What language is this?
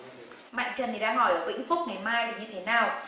Vietnamese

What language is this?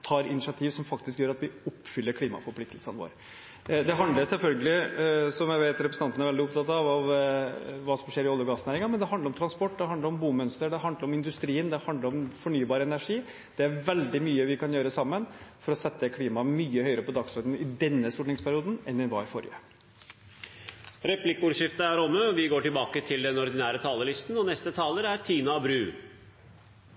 Norwegian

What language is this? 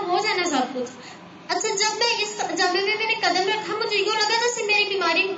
Urdu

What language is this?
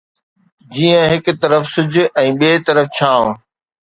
Sindhi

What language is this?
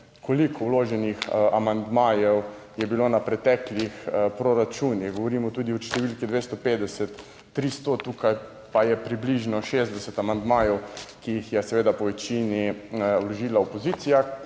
Slovenian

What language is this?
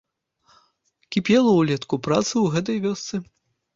Belarusian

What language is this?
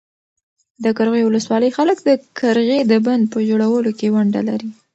Pashto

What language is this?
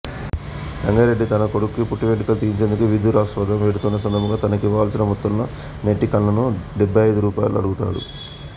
Telugu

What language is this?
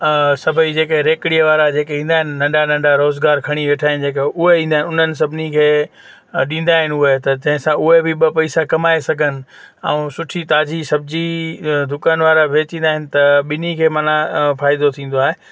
Sindhi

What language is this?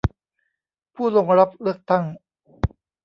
Thai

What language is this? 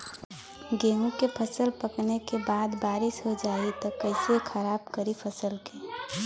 Bhojpuri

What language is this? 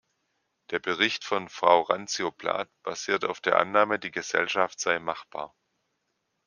German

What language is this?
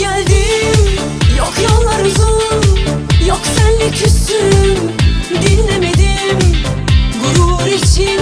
Turkish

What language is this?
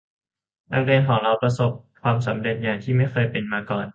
Thai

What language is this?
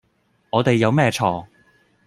Cantonese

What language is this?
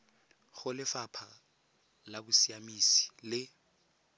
Tswana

